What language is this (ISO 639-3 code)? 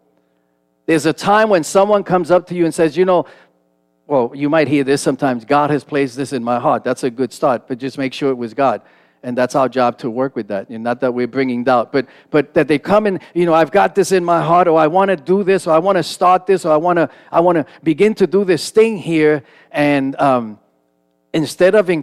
eng